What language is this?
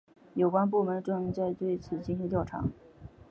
Chinese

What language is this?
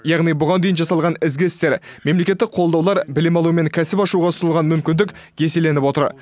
Kazakh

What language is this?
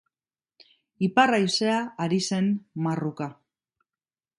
Basque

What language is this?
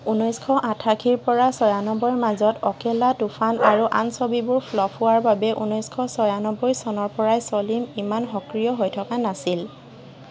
Assamese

